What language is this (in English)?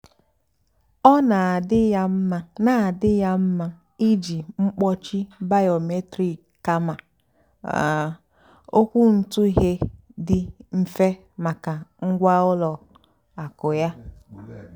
Igbo